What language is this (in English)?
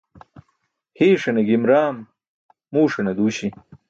Burushaski